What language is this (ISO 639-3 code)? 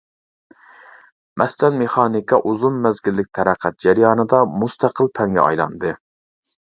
uig